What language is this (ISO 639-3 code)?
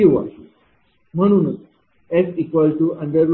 mar